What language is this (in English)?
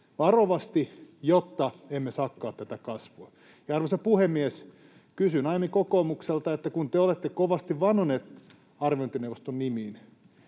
Finnish